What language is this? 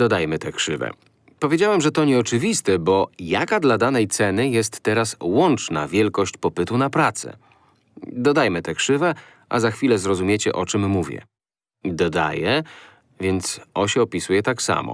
Polish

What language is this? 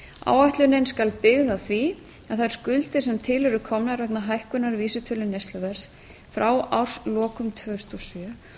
Icelandic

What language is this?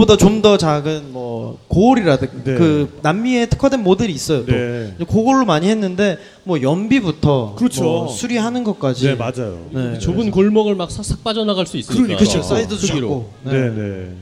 Korean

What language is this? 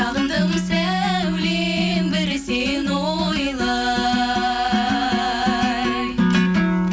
Kazakh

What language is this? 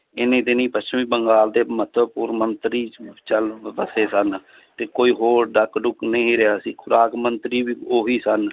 Punjabi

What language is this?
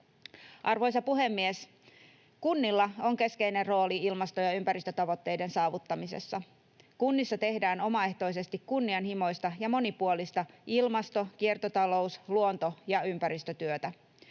Finnish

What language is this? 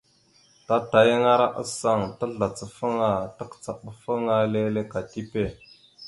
Mada (Cameroon)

